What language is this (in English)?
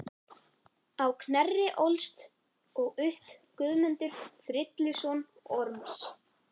Icelandic